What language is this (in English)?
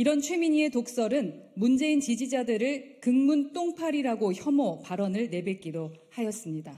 Korean